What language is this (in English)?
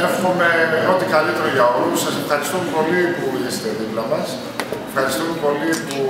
Greek